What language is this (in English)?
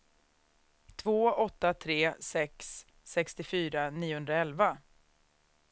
Swedish